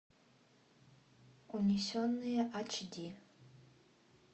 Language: Russian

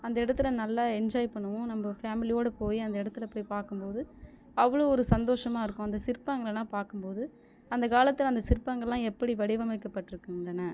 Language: Tamil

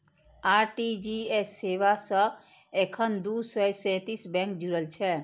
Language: Maithili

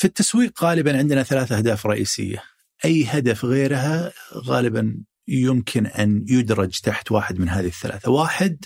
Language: Arabic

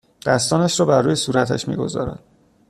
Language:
Persian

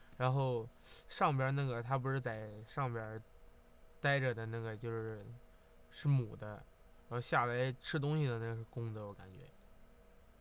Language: Chinese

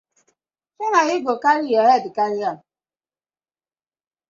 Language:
Nigerian Pidgin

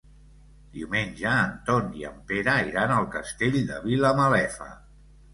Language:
Catalan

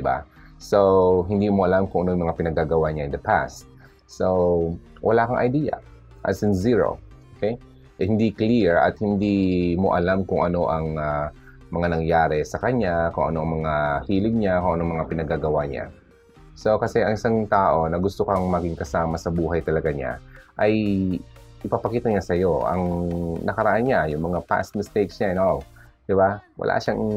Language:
Filipino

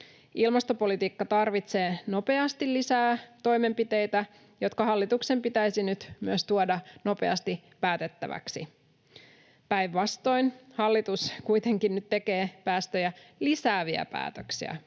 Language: Finnish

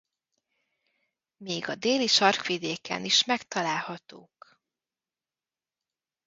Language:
Hungarian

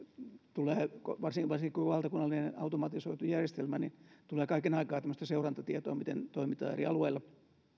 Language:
Finnish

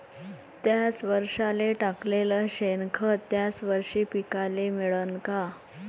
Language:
Marathi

